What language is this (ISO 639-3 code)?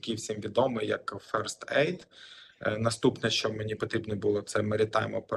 ukr